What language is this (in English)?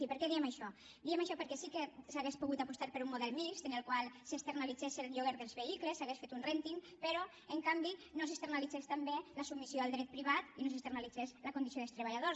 Catalan